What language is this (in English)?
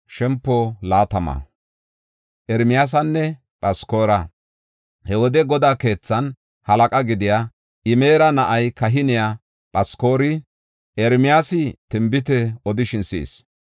Gofa